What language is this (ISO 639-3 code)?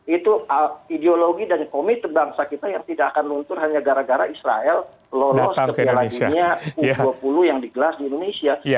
ind